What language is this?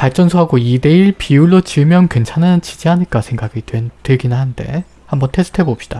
Korean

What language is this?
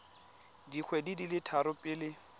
Tswana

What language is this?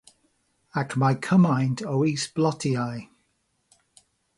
Welsh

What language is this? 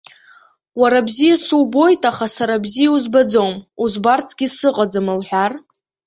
Abkhazian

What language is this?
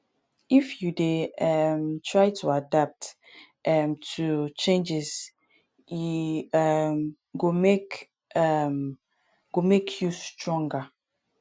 Nigerian Pidgin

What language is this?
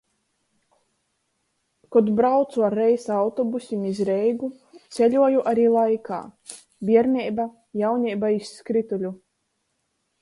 Latgalian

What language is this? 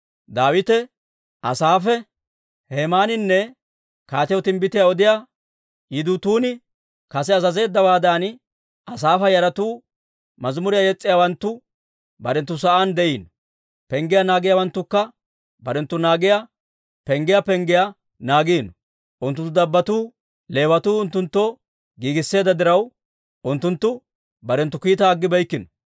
Dawro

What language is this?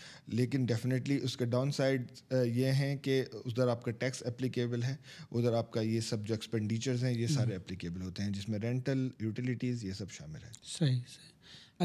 Urdu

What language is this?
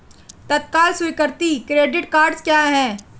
Hindi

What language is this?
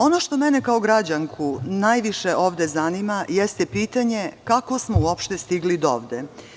Serbian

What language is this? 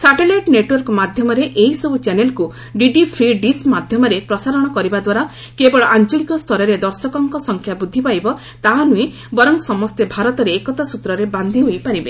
Odia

